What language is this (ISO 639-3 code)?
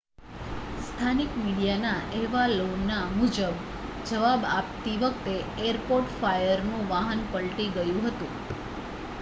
guj